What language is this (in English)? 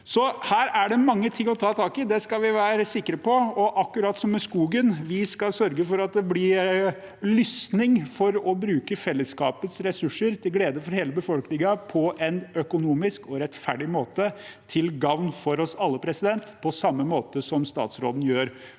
Norwegian